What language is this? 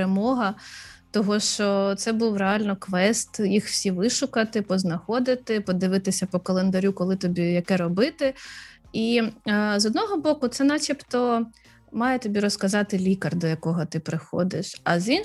Ukrainian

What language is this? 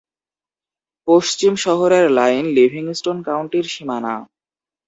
Bangla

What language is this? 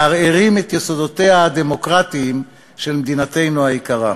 Hebrew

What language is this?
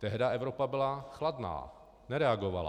Czech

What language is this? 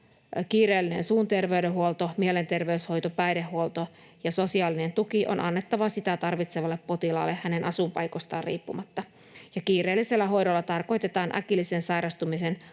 Finnish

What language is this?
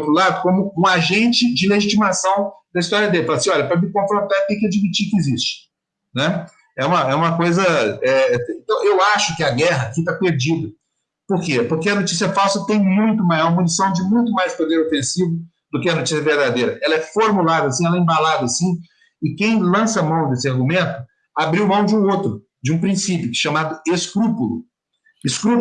Portuguese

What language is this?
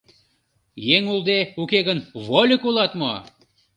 Mari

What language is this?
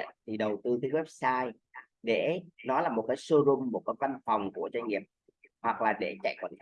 Vietnamese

